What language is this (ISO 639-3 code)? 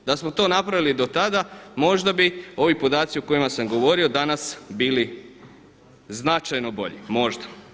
hrv